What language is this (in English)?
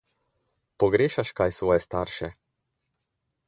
Slovenian